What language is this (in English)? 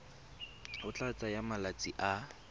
Tswana